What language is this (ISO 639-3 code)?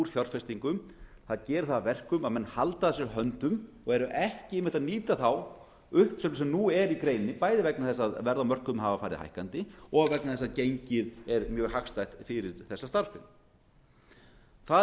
isl